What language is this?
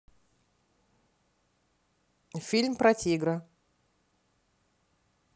Russian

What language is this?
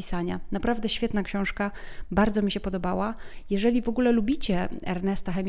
Polish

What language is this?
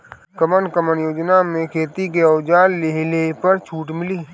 Bhojpuri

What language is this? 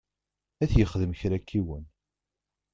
Kabyle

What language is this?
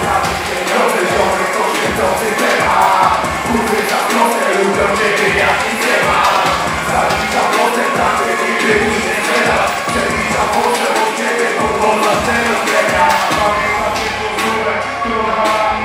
Polish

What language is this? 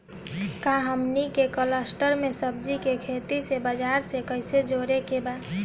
Bhojpuri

